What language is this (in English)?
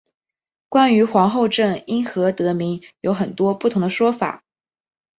Chinese